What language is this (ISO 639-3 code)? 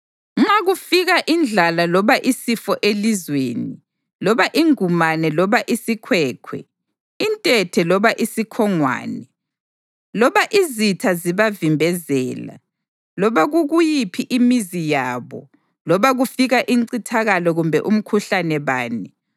nde